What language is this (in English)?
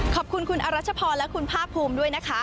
Thai